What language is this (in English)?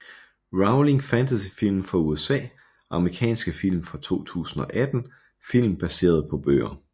Danish